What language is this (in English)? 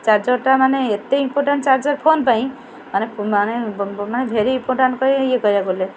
Odia